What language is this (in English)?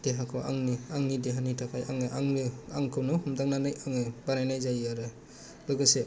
Bodo